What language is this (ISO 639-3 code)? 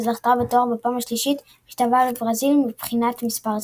heb